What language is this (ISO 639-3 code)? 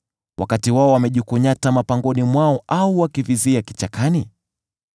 swa